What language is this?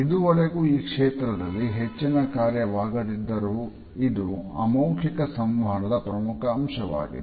Kannada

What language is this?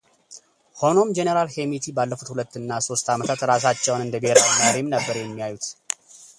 Amharic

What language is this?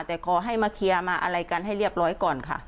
Thai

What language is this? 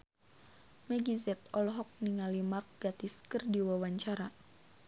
Sundanese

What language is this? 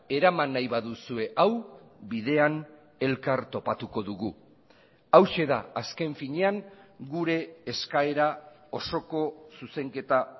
Basque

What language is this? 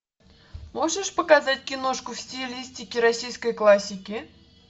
Russian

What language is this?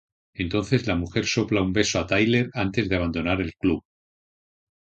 Spanish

